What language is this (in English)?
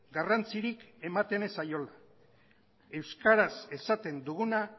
Basque